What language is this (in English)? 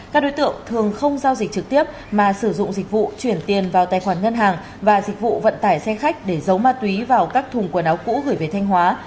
Vietnamese